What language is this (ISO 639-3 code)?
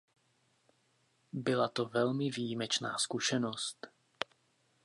ces